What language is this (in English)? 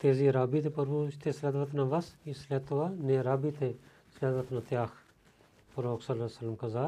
Bulgarian